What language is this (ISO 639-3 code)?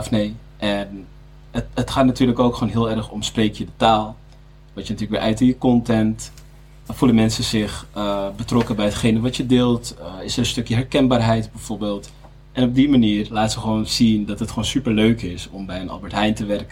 nld